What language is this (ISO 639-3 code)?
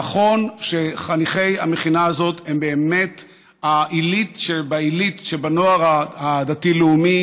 heb